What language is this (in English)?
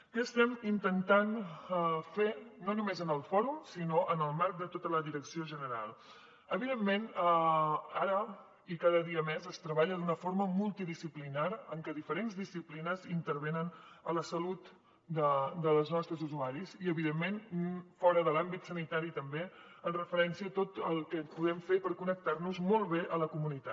Catalan